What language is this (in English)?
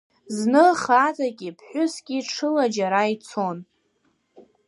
Abkhazian